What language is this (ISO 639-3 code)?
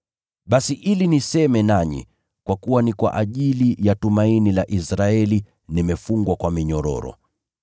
swa